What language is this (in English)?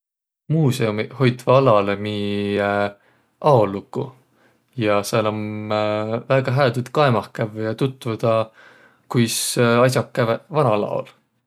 Võro